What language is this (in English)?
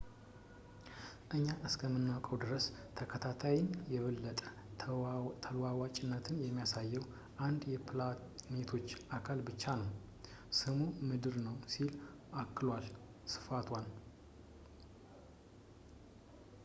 Amharic